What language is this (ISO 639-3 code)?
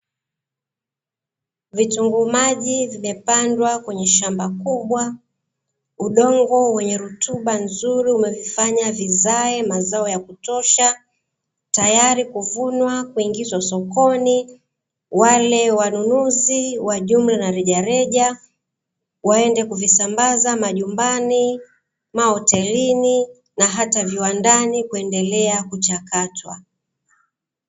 swa